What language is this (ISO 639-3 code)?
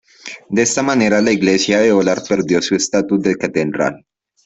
spa